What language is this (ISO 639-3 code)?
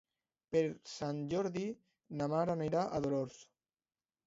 cat